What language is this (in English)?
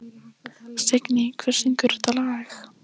Icelandic